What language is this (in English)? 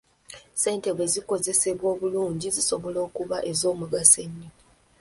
Ganda